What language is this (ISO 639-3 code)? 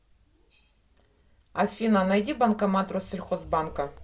rus